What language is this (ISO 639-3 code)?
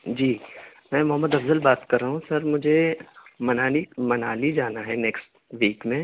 urd